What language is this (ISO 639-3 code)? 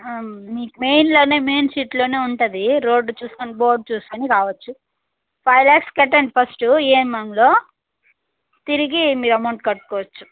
tel